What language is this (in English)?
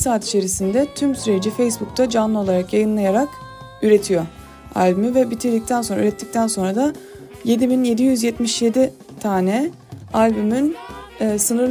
Turkish